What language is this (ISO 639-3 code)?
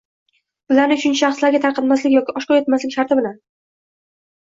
uzb